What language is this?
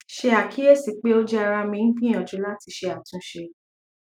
Yoruba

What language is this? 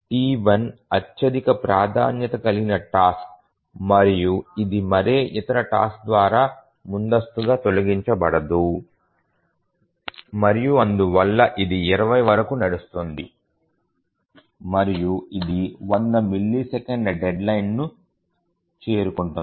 Telugu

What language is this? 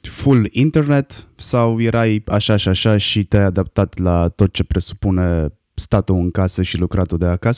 Romanian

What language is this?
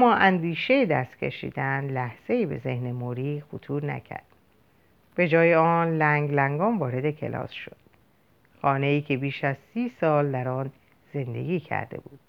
Persian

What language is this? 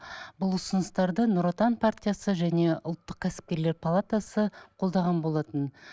Kazakh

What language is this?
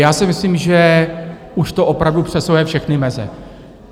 Czech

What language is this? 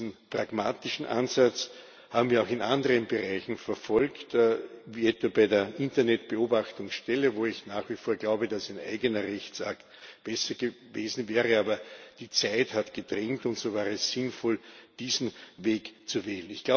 German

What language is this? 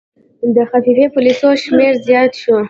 Pashto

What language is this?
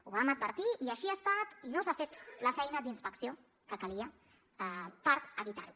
Catalan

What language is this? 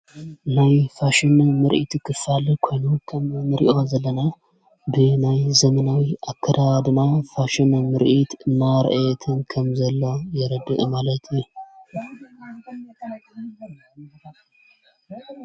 Tigrinya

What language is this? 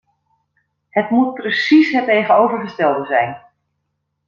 Dutch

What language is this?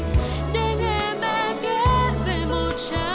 Vietnamese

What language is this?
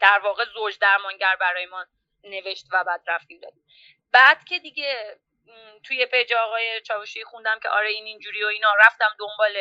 Persian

